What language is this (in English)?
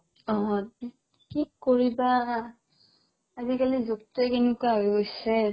Assamese